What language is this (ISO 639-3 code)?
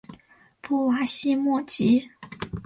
zho